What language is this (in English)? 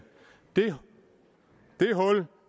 Danish